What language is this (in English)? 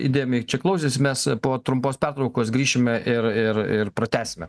Lithuanian